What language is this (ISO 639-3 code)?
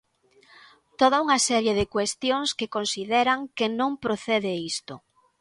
glg